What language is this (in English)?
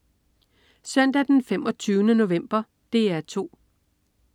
Danish